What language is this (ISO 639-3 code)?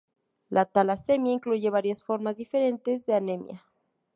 spa